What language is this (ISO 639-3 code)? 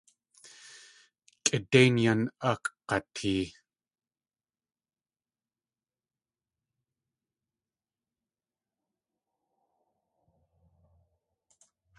tli